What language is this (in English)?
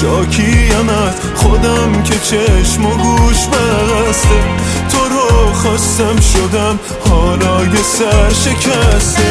Persian